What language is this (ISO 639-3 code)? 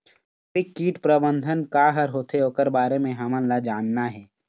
hne